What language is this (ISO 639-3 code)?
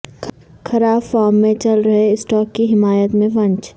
urd